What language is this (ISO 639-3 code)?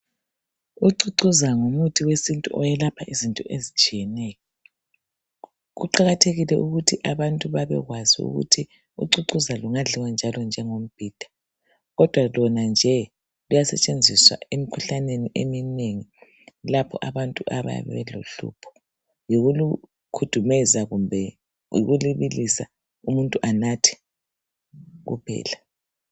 nde